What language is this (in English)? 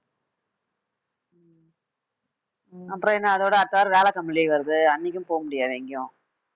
Tamil